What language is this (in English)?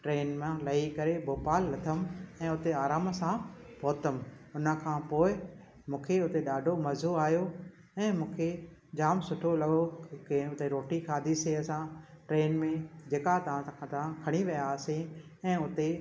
Sindhi